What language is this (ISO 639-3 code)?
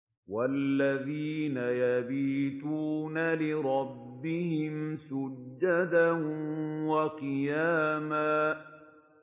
ara